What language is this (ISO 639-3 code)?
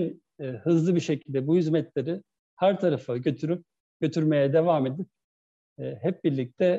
tur